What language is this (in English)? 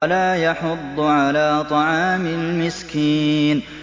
Arabic